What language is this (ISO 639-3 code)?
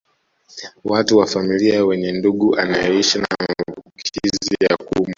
swa